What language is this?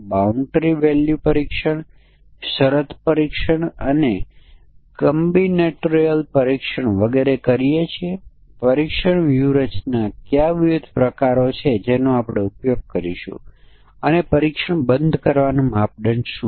Gujarati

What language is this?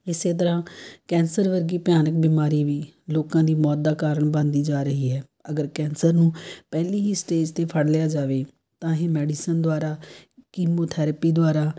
Punjabi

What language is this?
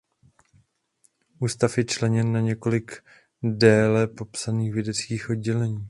Czech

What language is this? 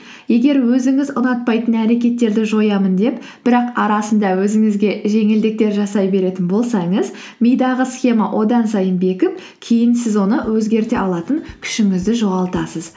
Kazakh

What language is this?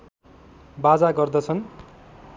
Nepali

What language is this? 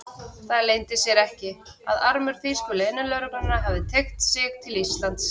Icelandic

